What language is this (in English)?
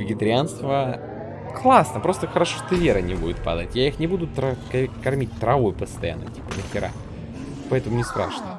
Russian